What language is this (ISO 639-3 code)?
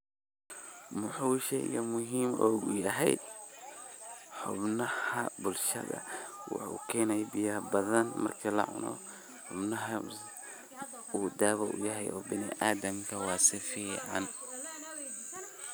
som